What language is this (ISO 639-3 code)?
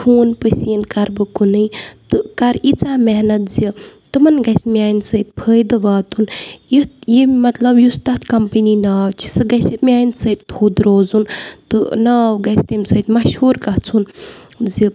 kas